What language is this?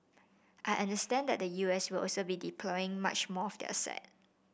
English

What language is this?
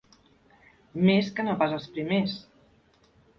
Catalan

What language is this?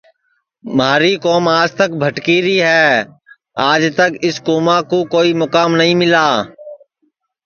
Sansi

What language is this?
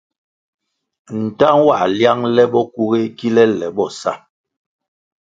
Kwasio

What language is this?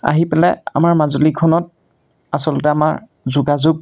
Assamese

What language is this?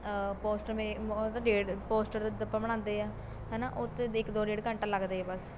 Punjabi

